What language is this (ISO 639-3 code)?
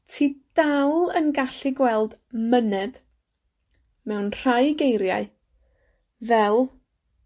cym